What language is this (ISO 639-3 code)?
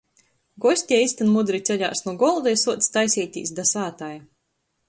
ltg